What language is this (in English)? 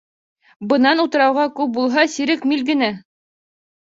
Bashkir